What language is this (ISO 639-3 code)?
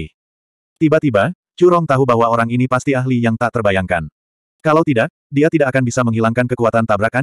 ind